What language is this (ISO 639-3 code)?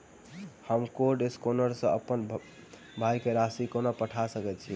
mai